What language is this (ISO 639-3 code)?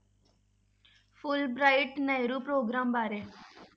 pan